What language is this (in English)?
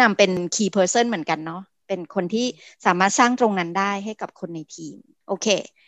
Thai